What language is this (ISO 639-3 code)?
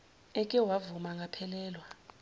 zul